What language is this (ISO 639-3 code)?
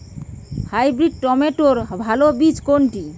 ben